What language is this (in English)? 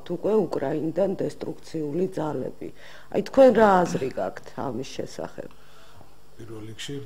Romanian